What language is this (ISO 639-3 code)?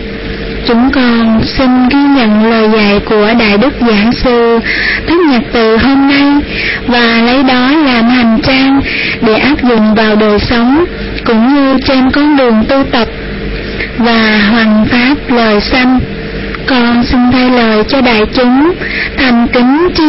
vie